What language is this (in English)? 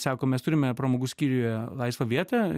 Lithuanian